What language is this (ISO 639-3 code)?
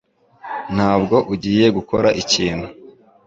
kin